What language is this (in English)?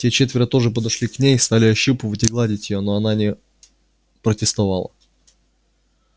Russian